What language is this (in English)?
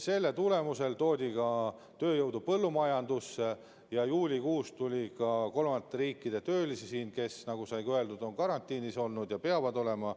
Estonian